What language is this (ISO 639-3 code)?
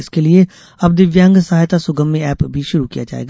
hin